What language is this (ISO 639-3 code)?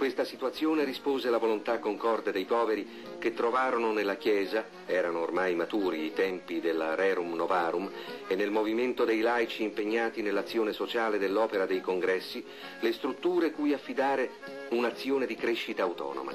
ita